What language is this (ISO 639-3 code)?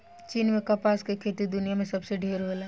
bho